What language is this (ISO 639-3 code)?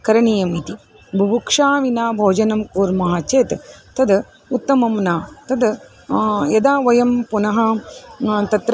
san